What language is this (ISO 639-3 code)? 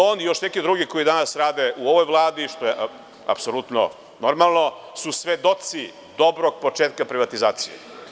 srp